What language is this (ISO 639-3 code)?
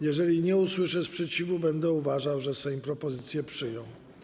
pol